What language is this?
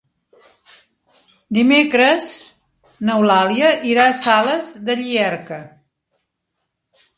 Catalan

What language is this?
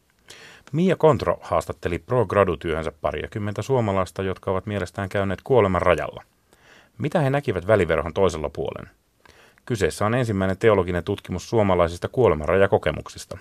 Finnish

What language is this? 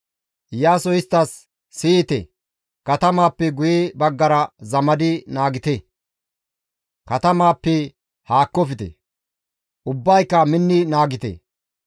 Gamo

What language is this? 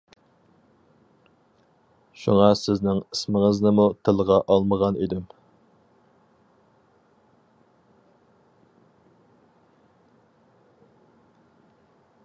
Uyghur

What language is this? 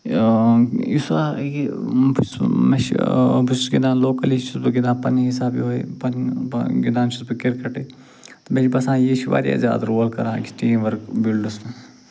Kashmiri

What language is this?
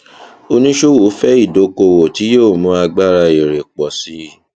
Yoruba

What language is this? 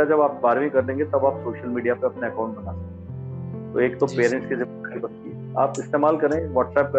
Hindi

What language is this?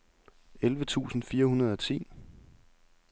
Danish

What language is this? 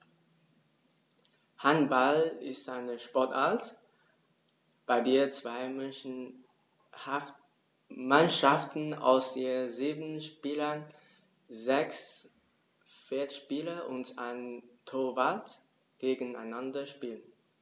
German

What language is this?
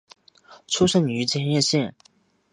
Chinese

